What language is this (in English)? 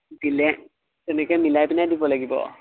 Assamese